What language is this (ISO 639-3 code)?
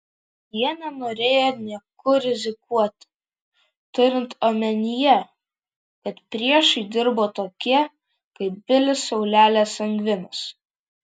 lit